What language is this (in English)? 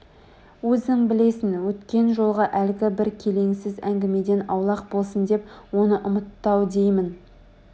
Kazakh